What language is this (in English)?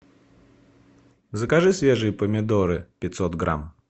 Russian